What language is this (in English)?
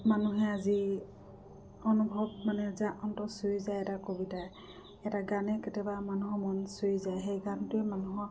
Assamese